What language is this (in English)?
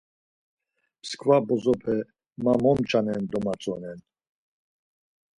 Laz